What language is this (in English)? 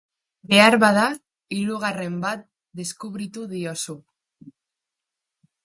Basque